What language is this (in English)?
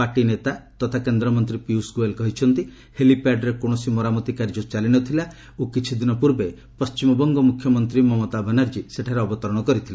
Odia